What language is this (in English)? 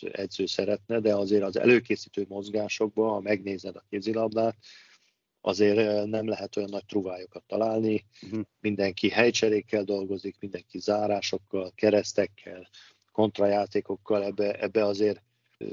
Hungarian